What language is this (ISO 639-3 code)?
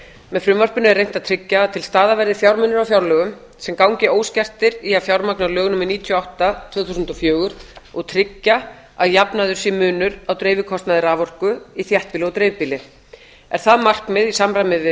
isl